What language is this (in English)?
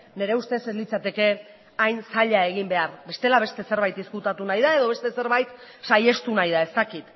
Basque